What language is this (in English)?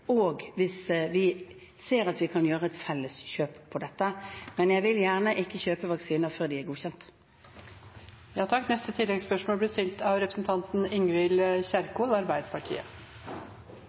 Norwegian